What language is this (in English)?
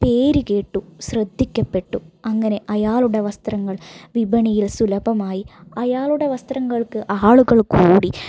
Malayalam